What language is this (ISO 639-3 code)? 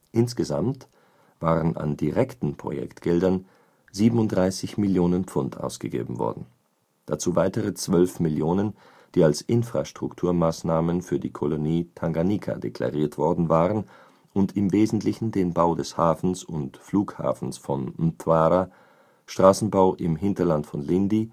deu